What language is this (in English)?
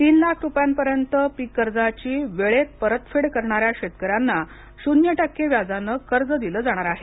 Marathi